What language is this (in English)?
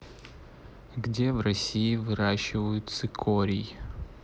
Russian